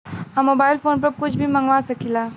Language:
Bhojpuri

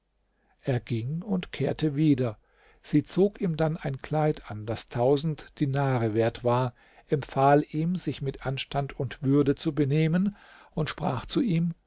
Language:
German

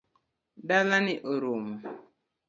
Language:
Luo (Kenya and Tanzania)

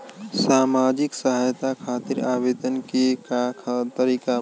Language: Bhojpuri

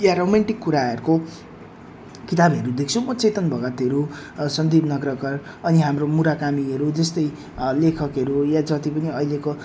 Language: Nepali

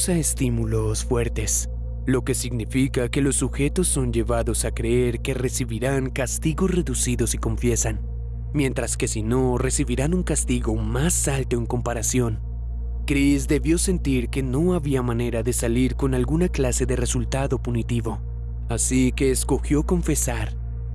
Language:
Spanish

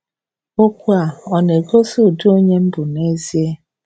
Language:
Igbo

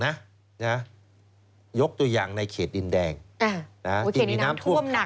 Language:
Thai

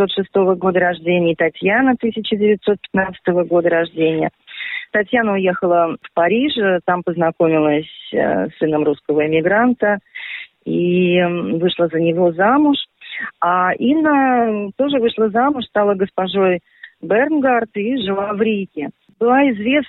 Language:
Russian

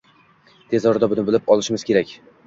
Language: Uzbek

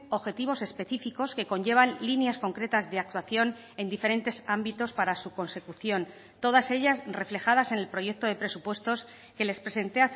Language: Spanish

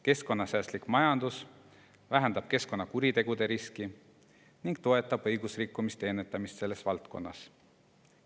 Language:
Estonian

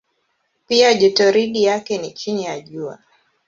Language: Swahili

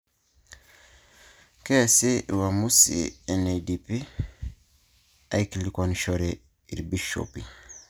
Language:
Masai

